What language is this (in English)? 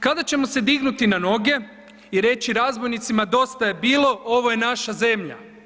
Croatian